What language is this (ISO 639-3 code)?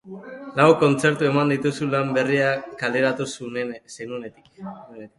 eus